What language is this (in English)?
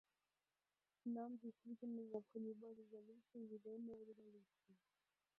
Russian